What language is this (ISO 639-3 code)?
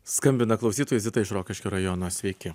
lit